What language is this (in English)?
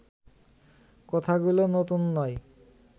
Bangla